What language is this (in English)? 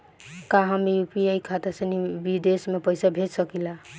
Bhojpuri